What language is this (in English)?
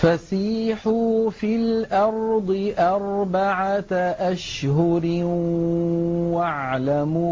Arabic